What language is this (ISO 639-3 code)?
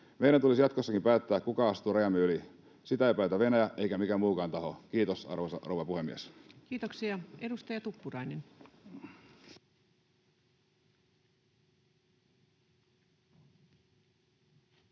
fin